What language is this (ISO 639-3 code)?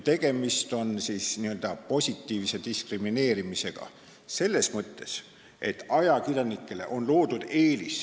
est